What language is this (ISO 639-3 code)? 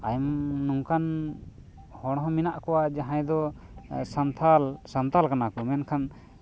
sat